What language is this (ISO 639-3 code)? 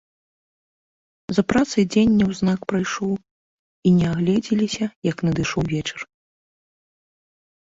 bel